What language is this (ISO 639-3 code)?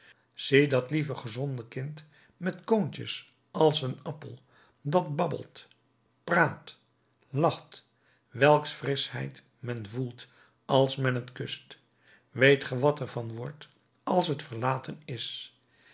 nld